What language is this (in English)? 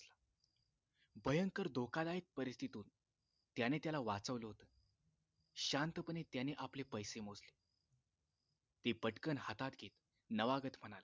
Marathi